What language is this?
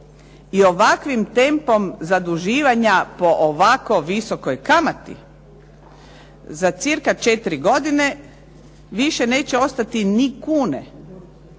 Croatian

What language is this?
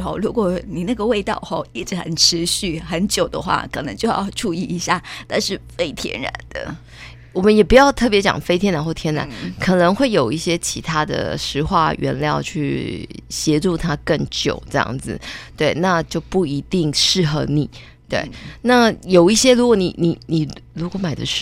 Chinese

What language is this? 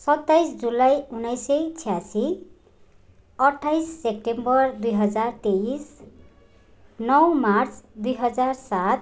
Nepali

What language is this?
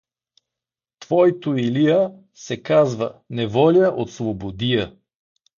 Bulgarian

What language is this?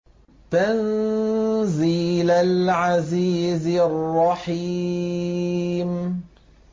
Arabic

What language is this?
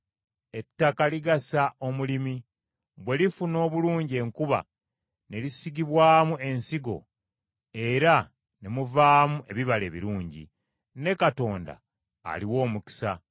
Ganda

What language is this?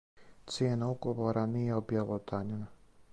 Serbian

